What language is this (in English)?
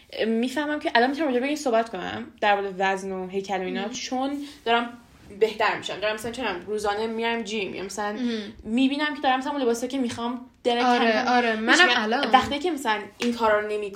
Persian